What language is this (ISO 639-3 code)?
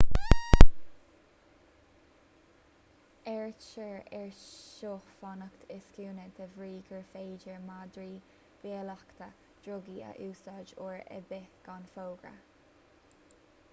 gle